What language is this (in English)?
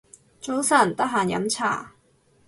Cantonese